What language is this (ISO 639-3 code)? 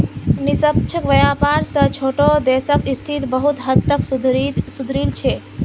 mag